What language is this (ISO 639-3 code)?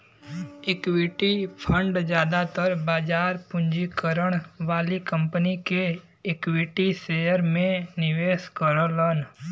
bho